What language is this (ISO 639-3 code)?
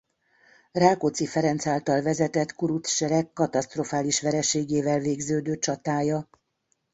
hun